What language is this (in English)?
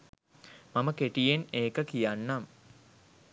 Sinhala